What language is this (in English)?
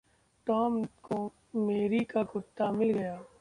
Hindi